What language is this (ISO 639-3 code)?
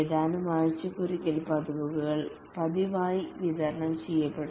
mal